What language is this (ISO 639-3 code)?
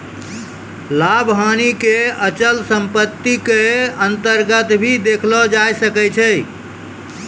mai